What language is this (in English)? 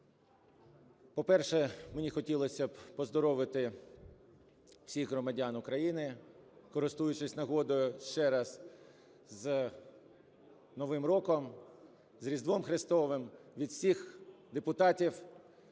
Ukrainian